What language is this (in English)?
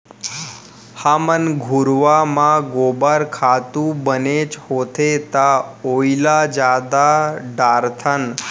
Chhattisgarhi